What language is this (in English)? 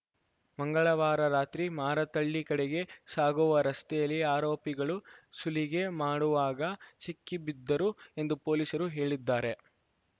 Kannada